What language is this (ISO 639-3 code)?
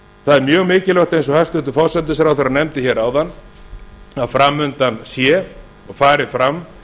isl